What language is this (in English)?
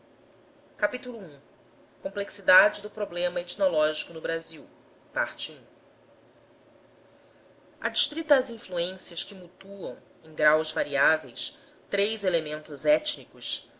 Portuguese